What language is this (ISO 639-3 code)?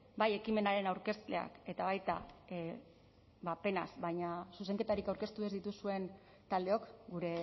eus